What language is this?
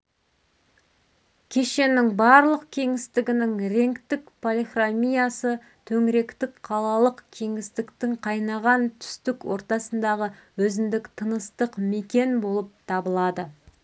Kazakh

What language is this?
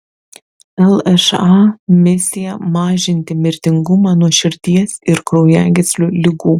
Lithuanian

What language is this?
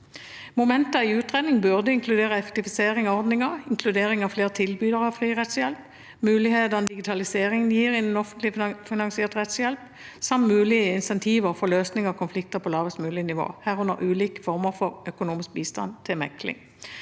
Norwegian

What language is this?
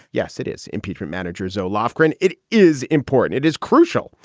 English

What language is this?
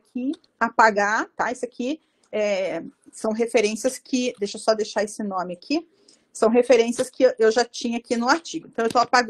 Portuguese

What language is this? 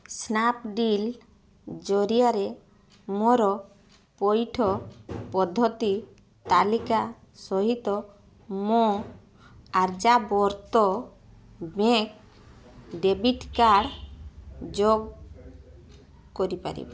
Odia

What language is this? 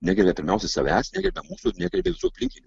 Lithuanian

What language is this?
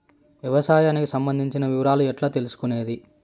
Telugu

